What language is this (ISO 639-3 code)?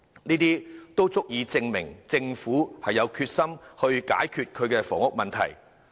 yue